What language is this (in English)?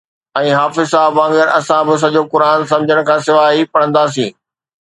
Sindhi